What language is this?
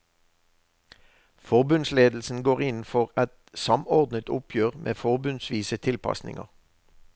Norwegian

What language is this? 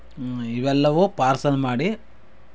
Kannada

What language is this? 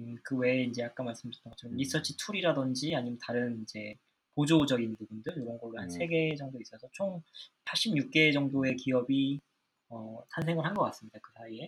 Korean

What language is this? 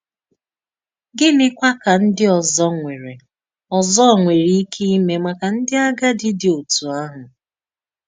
Igbo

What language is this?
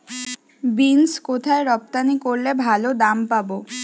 Bangla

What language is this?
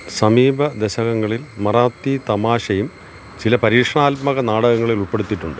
Malayalam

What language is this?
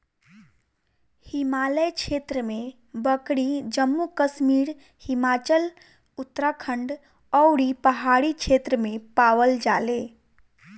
Bhojpuri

